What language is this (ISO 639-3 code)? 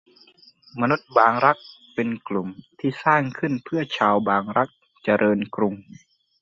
tha